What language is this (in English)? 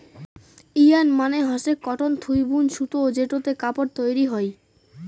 Bangla